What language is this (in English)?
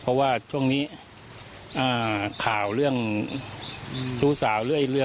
Thai